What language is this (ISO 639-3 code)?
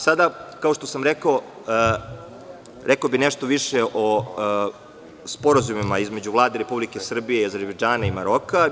srp